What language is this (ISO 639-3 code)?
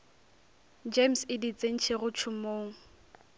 nso